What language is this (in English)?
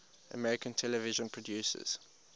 English